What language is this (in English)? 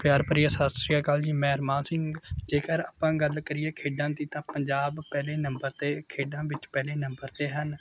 Punjabi